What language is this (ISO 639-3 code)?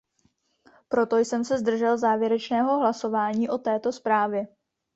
ces